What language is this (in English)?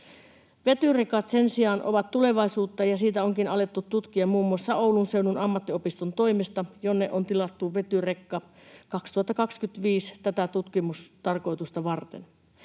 Finnish